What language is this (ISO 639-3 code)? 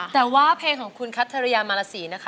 tha